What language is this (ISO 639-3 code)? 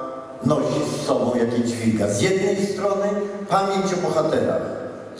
pol